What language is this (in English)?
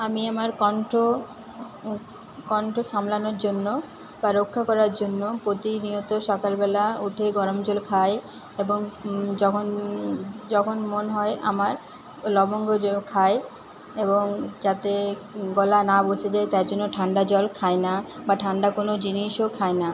Bangla